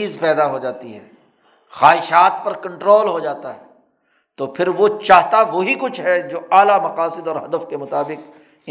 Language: Urdu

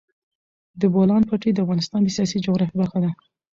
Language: Pashto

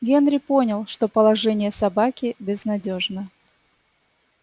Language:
Russian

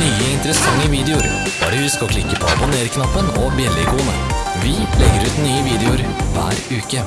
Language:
Norwegian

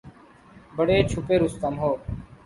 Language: Urdu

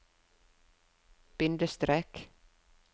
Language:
Norwegian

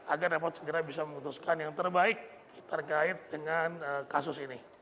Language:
Indonesian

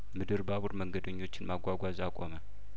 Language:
Amharic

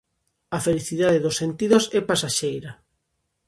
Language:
Galician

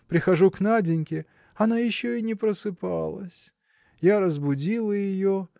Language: Russian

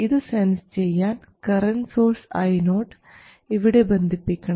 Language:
Malayalam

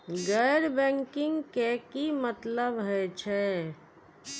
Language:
Maithili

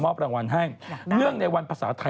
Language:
Thai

